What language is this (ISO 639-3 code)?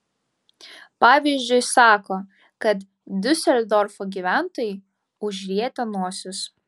lit